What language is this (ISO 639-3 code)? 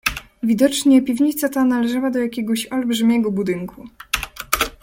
pol